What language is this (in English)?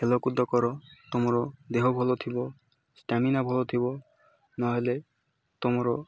Odia